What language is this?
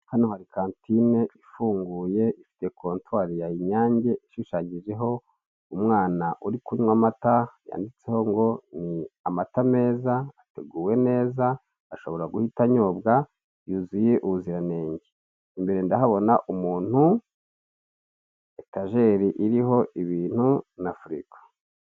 Kinyarwanda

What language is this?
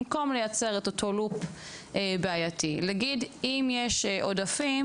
Hebrew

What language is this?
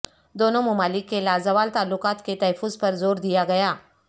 Urdu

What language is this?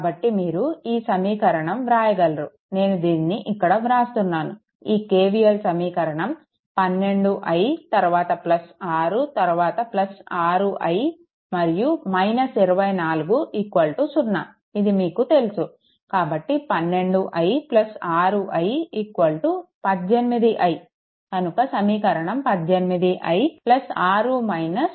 Telugu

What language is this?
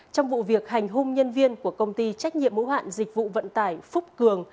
Vietnamese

